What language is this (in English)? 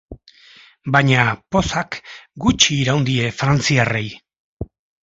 Basque